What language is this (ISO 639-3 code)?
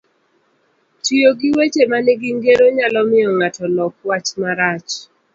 luo